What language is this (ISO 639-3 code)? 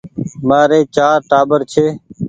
gig